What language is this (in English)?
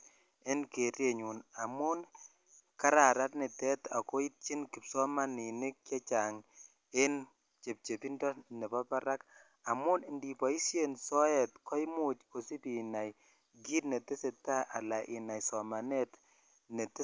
Kalenjin